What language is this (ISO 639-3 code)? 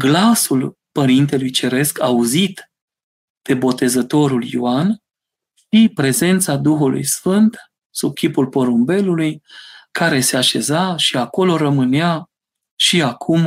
ron